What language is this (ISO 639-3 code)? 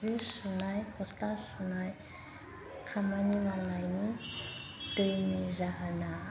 brx